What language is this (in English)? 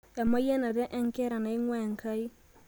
Masai